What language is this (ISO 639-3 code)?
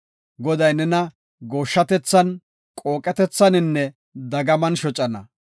gof